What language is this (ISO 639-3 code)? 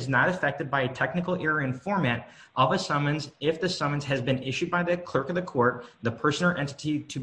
eng